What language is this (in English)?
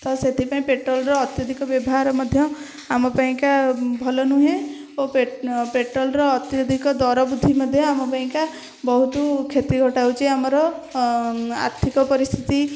Odia